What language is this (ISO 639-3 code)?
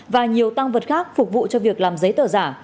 vie